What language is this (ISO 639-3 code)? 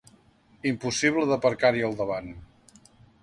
cat